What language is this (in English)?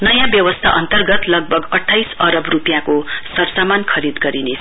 Nepali